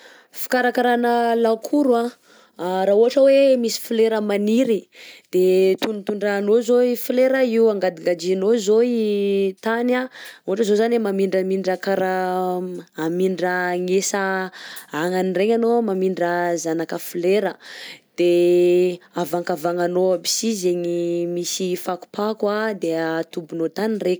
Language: Southern Betsimisaraka Malagasy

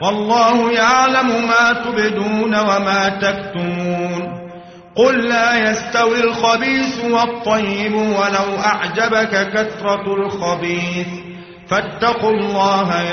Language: Arabic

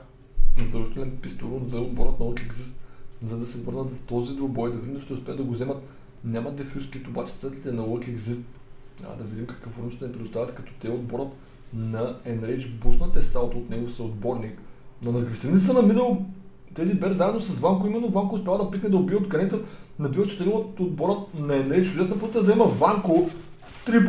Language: Bulgarian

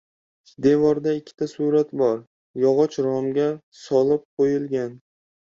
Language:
Uzbek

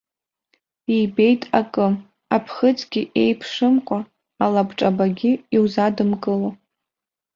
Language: Abkhazian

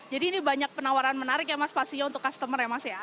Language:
Indonesian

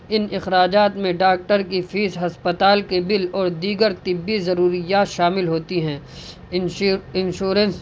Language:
Urdu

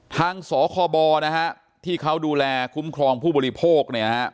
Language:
Thai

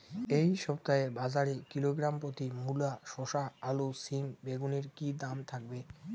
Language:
Bangla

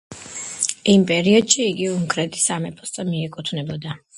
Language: Georgian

